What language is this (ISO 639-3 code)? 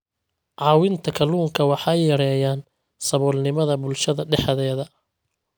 som